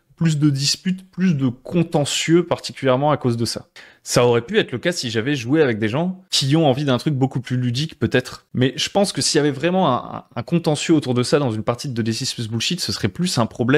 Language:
French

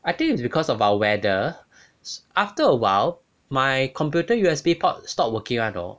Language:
English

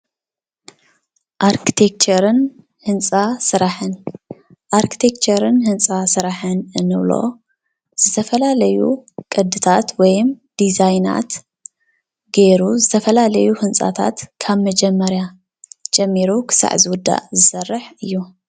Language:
Tigrinya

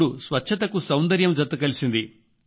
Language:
Telugu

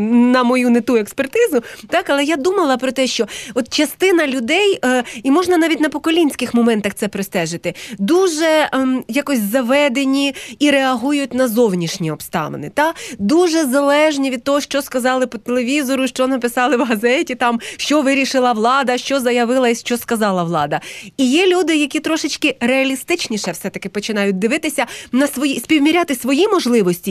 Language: Ukrainian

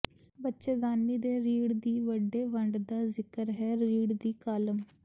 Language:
Punjabi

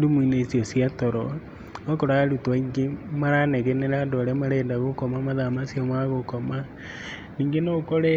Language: Kikuyu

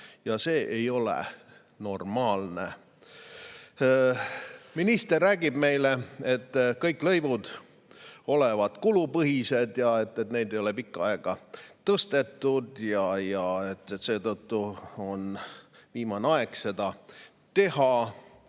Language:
Estonian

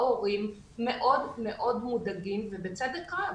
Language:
Hebrew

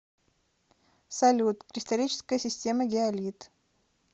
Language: Russian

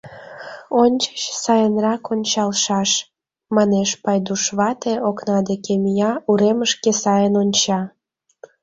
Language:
Mari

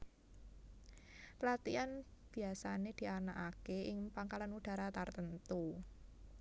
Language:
Javanese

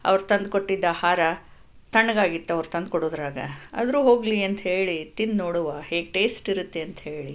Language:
Kannada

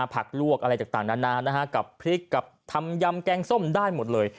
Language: Thai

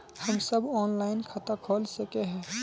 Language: Magahi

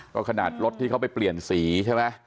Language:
Thai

